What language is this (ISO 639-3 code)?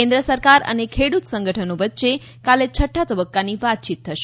guj